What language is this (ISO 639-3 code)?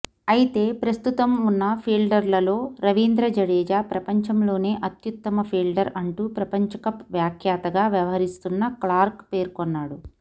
tel